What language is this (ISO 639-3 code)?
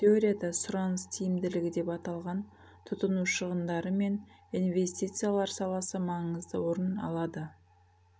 kaz